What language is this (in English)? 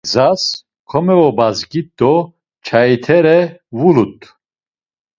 Laz